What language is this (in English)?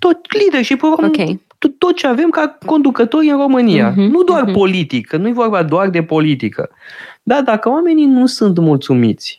Romanian